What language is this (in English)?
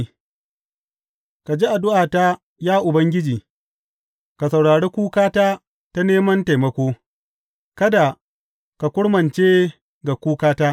Hausa